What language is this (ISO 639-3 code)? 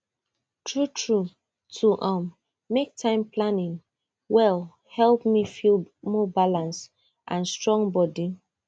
pcm